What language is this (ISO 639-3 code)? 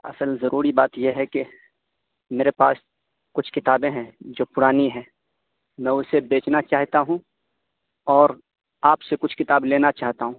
urd